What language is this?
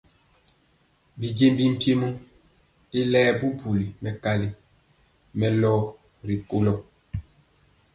Mpiemo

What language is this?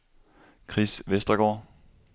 Danish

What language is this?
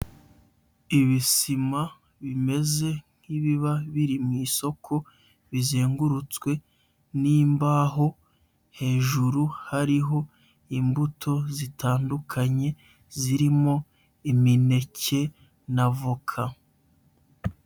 Kinyarwanda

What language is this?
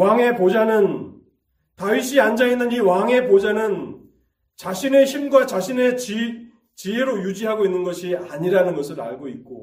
Korean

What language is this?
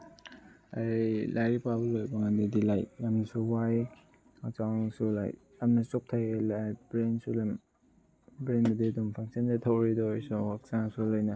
Manipuri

